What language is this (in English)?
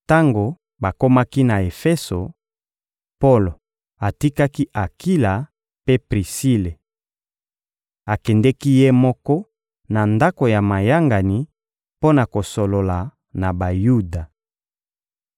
Lingala